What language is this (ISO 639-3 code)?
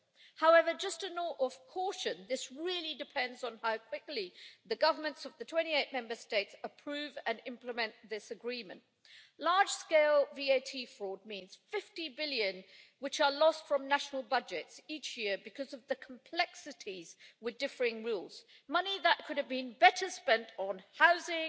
eng